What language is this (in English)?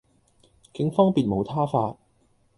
Cantonese